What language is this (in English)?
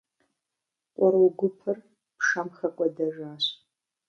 Kabardian